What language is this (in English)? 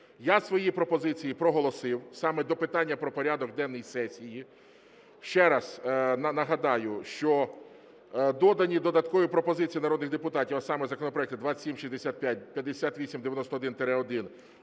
Ukrainian